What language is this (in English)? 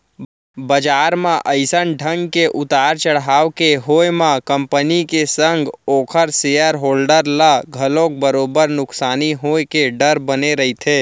Chhattisgarhi